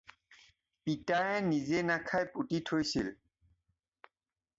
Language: Assamese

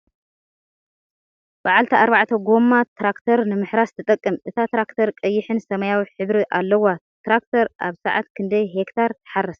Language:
Tigrinya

